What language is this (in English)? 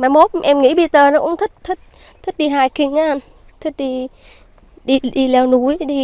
Vietnamese